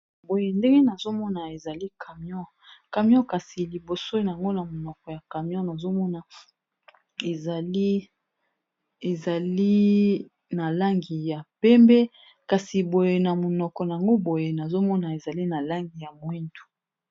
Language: Lingala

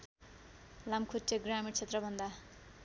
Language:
Nepali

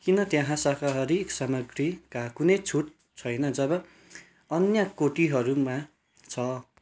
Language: Nepali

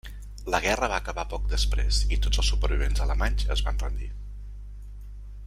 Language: Catalan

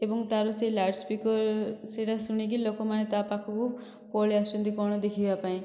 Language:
Odia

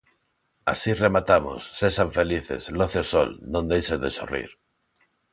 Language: Galician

